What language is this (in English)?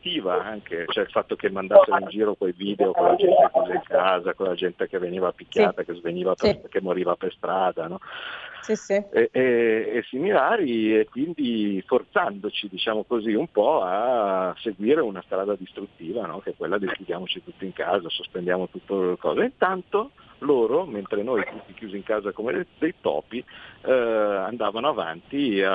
Italian